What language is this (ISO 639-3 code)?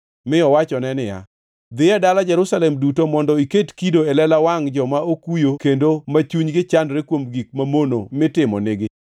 luo